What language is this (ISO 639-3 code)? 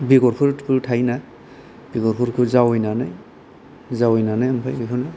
brx